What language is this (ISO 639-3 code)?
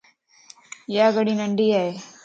lss